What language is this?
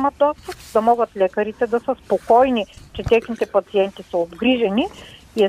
Bulgarian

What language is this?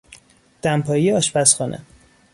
Persian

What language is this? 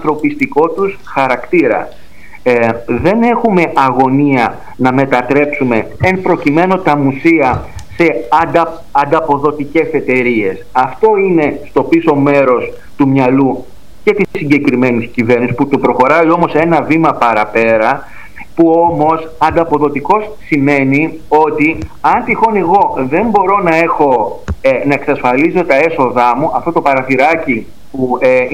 Greek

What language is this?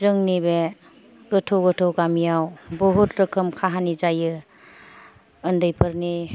Bodo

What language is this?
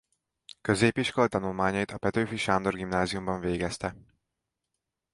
Hungarian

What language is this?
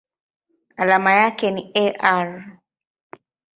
Swahili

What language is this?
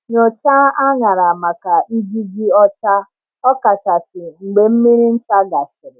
Igbo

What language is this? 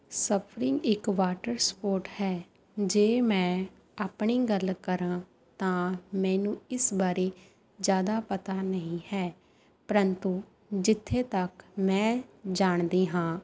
Punjabi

